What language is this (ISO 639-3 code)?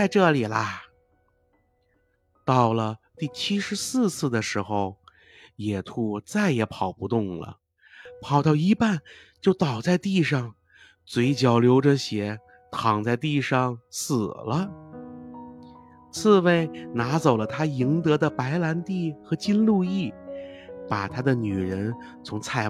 zho